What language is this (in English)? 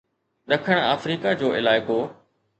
Sindhi